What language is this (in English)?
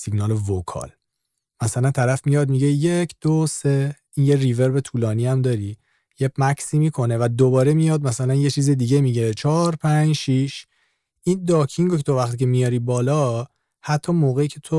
Persian